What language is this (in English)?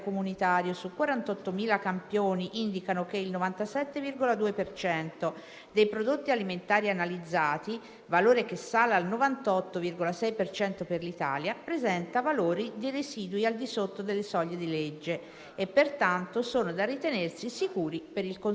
Italian